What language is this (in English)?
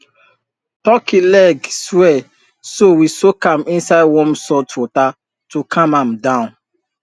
Nigerian Pidgin